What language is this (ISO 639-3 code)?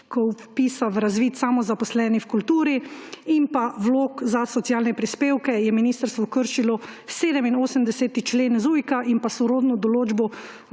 slv